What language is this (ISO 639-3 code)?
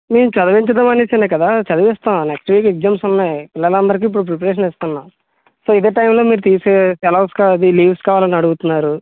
tel